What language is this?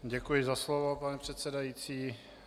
Czech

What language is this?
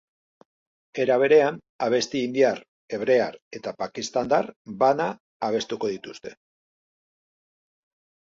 Basque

